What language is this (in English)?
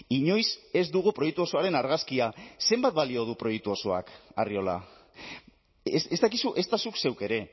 Basque